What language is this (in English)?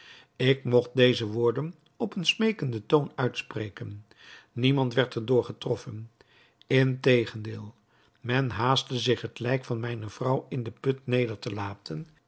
Dutch